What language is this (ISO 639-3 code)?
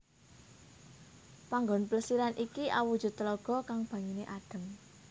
jav